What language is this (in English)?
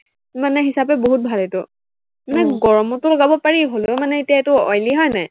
Assamese